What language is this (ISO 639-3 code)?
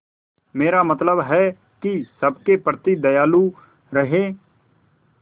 hin